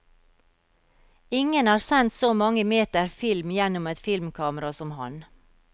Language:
Norwegian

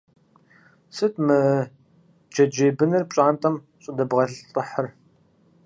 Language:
Kabardian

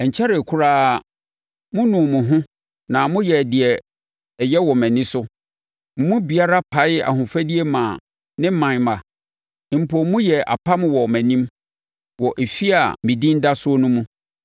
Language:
Akan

